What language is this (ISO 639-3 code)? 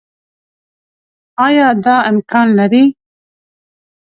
pus